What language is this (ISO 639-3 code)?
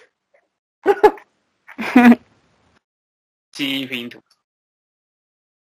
zho